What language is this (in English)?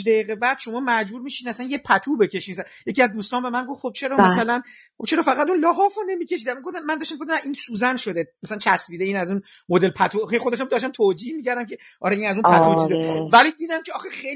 Persian